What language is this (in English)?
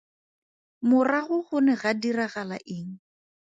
Tswana